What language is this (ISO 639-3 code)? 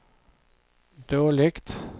swe